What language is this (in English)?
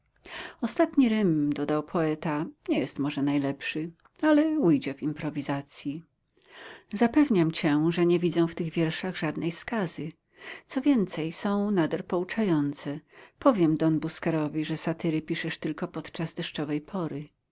Polish